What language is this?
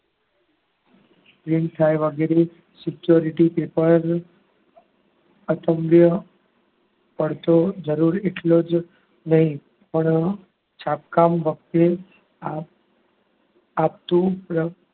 Gujarati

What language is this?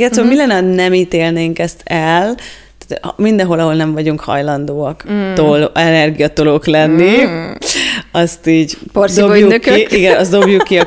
Hungarian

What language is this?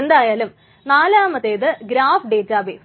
Malayalam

